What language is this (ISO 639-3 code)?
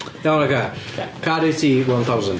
cym